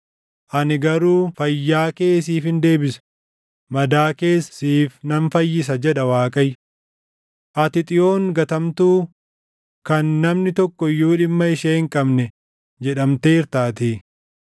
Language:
Oromo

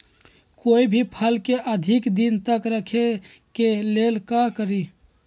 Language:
Magahi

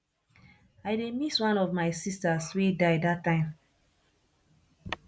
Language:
Nigerian Pidgin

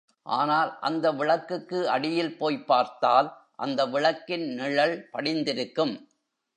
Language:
Tamil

